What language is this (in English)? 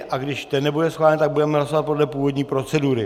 Czech